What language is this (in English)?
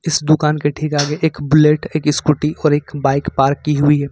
Hindi